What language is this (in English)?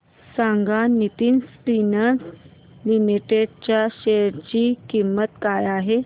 Marathi